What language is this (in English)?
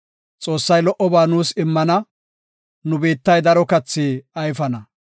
Gofa